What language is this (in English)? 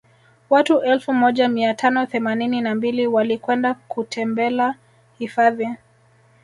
Swahili